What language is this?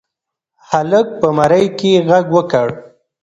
Pashto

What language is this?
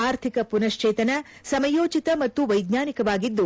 Kannada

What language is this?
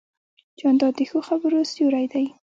Pashto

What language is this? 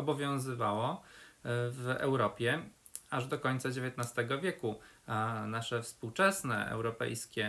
Polish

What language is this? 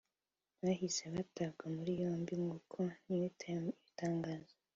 Kinyarwanda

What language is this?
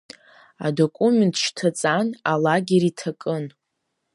Abkhazian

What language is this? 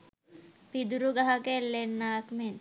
Sinhala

